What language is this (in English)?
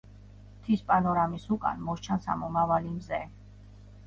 Georgian